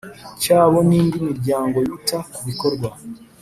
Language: Kinyarwanda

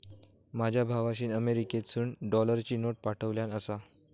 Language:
Marathi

